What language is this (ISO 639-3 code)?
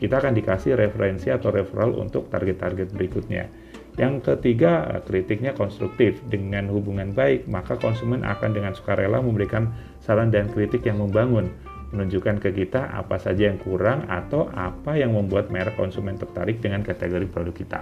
ind